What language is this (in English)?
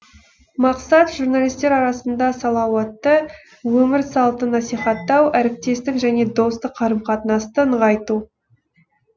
Kazakh